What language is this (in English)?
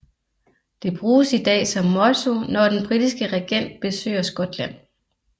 Danish